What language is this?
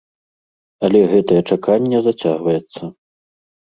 Belarusian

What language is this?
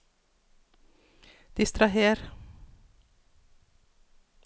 Norwegian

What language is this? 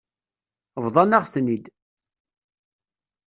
Kabyle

